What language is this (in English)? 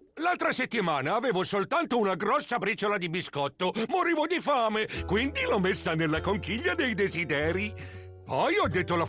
Italian